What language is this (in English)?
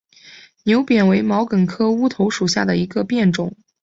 Chinese